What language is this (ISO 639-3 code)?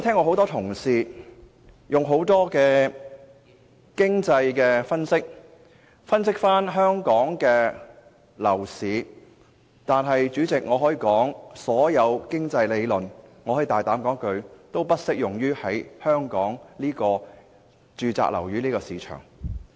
yue